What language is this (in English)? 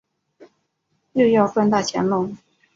Chinese